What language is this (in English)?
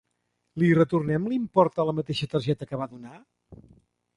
Catalan